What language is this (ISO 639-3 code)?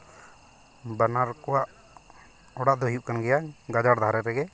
sat